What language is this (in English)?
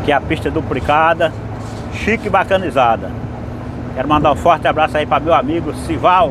Portuguese